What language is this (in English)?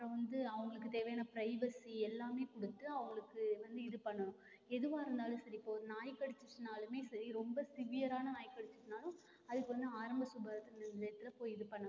Tamil